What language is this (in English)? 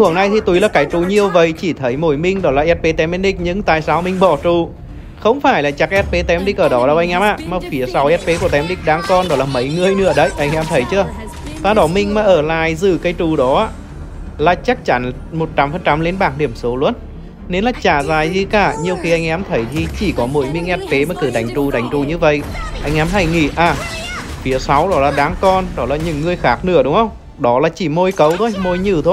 Vietnamese